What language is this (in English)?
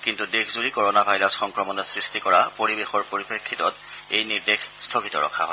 Assamese